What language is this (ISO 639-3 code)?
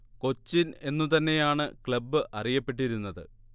mal